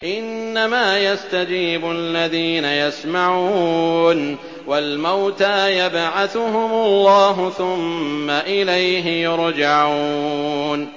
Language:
Arabic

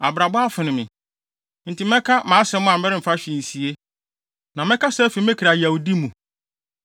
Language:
Akan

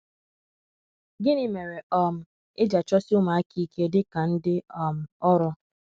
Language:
Igbo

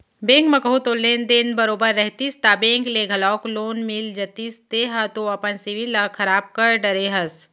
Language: Chhattisgarhi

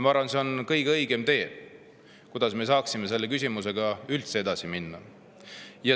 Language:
Estonian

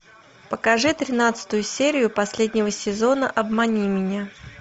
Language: Russian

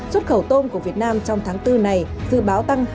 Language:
Vietnamese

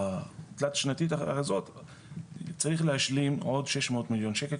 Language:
Hebrew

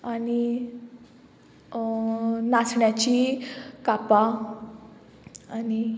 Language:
Konkani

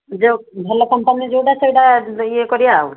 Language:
Odia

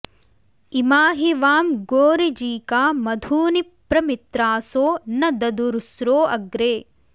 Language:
Sanskrit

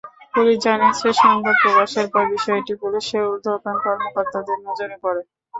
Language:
Bangla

